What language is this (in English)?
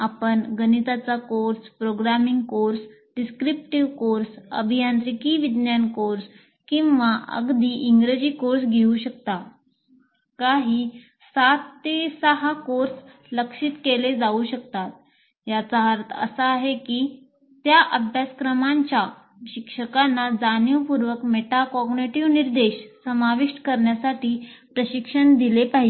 Marathi